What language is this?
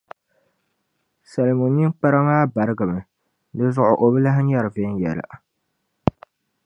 Dagbani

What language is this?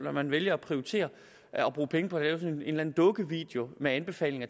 Danish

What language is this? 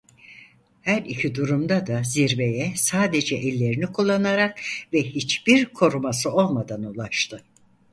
Turkish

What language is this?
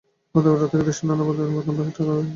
Bangla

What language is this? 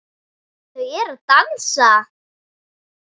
Icelandic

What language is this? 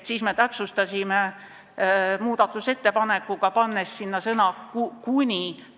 Estonian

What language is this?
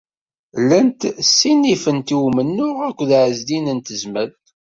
Kabyle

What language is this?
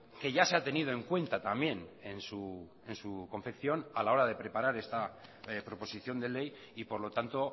Spanish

